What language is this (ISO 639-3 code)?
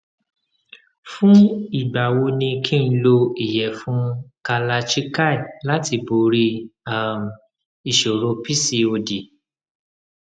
yor